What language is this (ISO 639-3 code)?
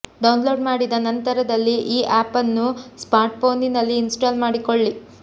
kan